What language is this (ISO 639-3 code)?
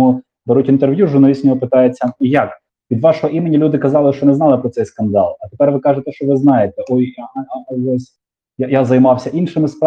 ukr